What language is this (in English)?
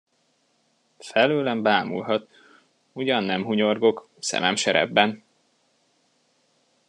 Hungarian